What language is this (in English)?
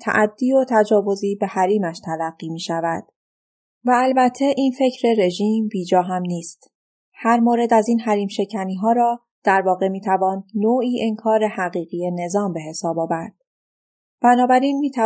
Persian